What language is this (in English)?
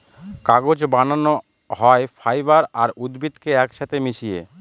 Bangla